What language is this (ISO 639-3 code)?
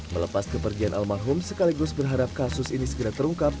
ind